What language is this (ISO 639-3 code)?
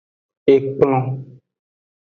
ajg